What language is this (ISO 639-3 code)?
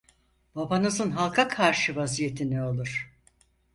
tur